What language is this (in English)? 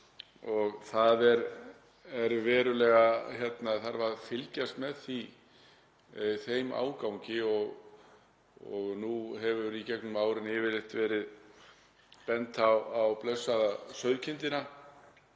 Icelandic